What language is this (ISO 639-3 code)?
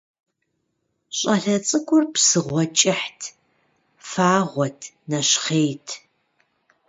kbd